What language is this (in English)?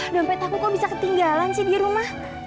Indonesian